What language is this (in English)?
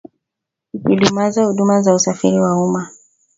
Swahili